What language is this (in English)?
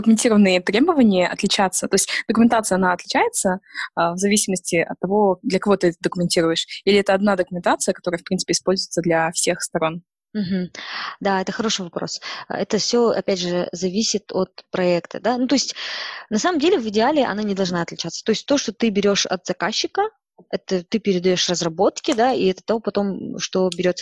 Russian